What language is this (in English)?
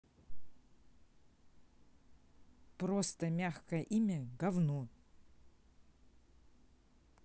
Russian